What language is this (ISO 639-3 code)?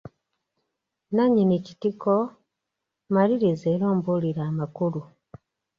lug